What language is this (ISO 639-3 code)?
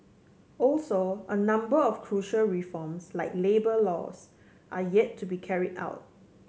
eng